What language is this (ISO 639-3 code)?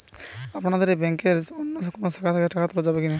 ben